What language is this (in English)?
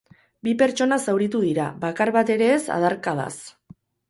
Basque